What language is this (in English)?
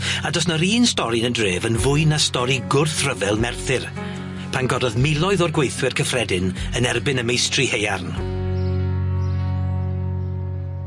Welsh